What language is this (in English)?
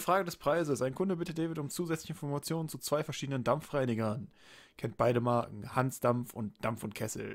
German